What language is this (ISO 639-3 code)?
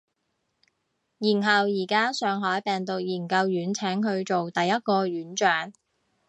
yue